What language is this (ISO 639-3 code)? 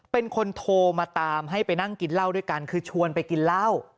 tha